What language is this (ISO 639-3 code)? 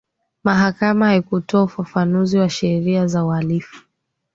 swa